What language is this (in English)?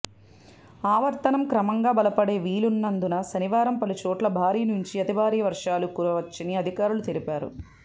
Telugu